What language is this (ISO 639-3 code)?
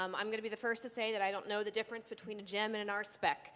eng